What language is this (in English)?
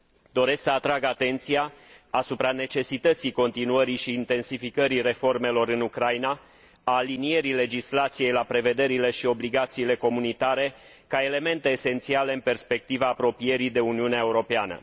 Romanian